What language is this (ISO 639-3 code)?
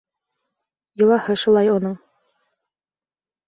bak